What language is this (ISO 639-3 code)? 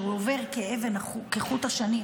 heb